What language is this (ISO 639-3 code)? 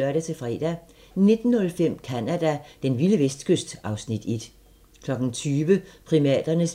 dan